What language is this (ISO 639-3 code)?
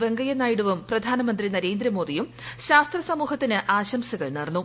mal